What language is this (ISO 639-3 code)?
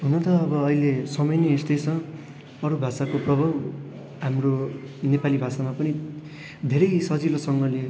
nep